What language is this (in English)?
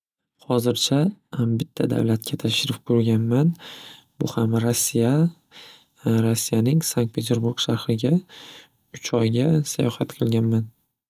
Uzbek